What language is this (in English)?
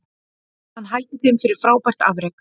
Icelandic